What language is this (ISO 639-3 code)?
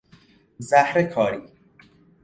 fas